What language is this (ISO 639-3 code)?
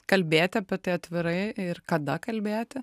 lit